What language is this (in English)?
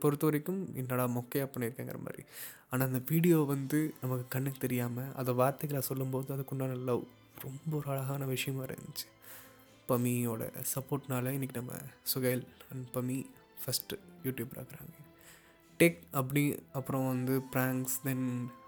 Tamil